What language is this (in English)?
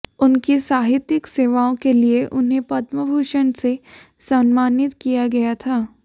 Hindi